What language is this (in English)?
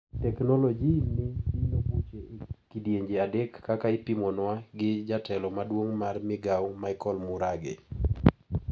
Luo (Kenya and Tanzania)